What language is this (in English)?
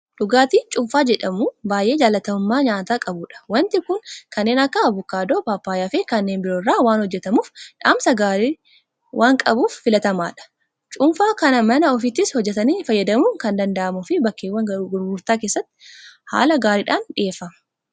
Oromo